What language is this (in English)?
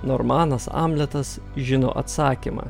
Lithuanian